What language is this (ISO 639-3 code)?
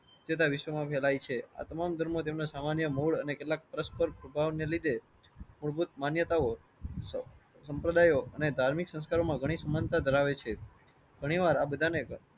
guj